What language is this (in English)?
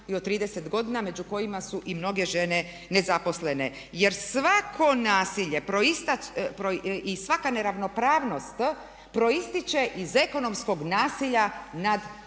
Croatian